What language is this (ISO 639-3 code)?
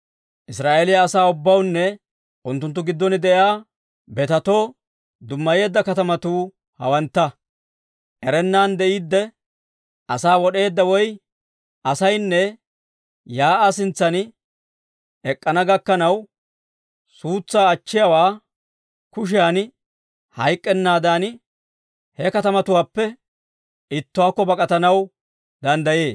dwr